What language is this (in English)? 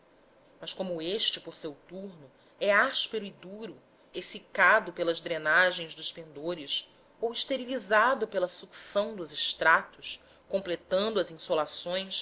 Portuguese